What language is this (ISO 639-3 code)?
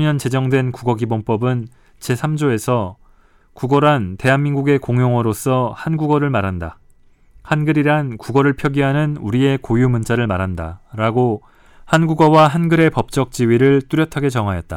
kor